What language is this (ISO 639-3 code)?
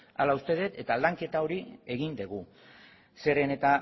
eus